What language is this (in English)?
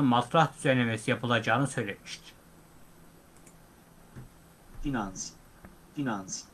Turkish